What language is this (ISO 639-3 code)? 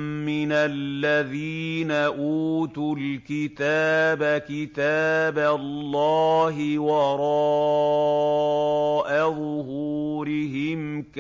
ara